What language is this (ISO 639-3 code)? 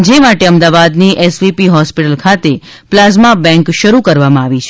guj